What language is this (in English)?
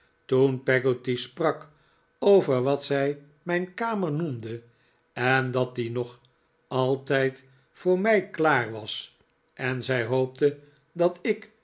Dutch